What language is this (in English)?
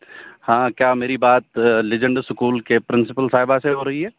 Urdu